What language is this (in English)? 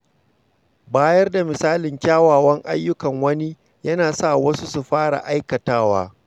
Hausa